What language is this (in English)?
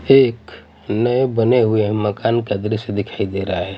Hindi